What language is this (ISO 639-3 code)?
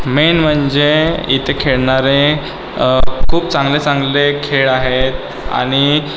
mar